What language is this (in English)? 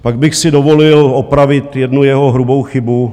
Czech